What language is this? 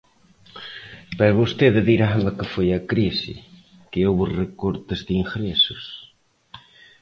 Galician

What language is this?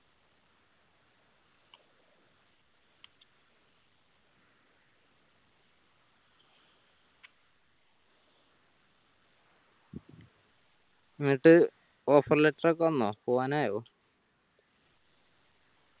Malayalam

